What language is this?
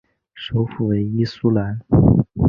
Chinese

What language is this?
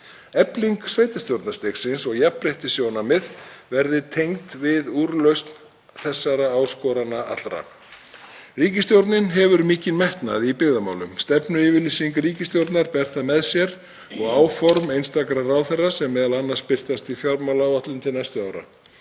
Icelandic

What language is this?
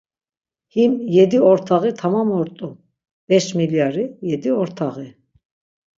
Laz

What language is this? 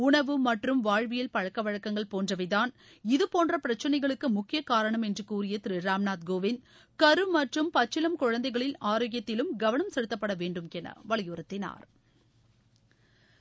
Tamil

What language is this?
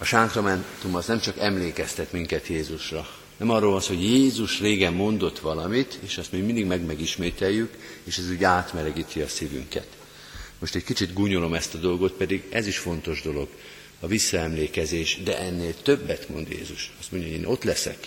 Hungarian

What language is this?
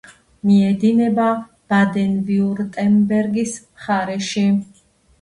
Georgian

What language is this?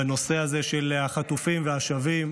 Hebrew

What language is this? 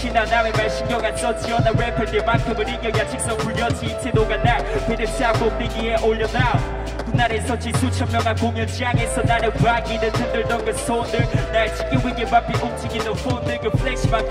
Korean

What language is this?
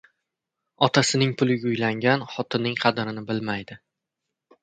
Uzbek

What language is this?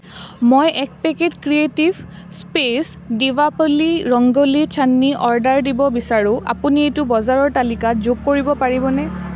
Assamese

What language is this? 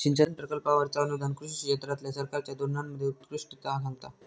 Marathi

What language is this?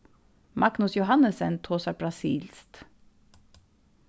Faroese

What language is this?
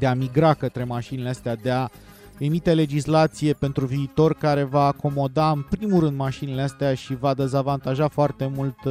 Romanian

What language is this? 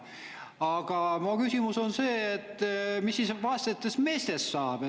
Estonian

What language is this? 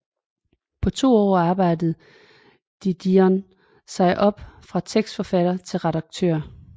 Danish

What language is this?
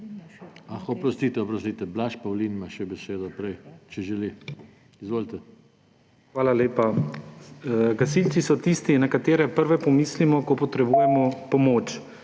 Slovenian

